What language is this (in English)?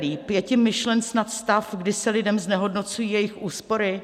Czech